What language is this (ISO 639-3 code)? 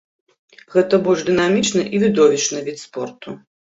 bel